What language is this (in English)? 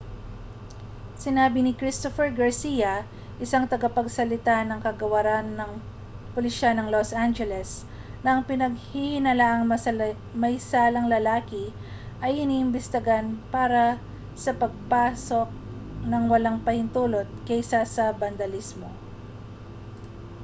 Filipino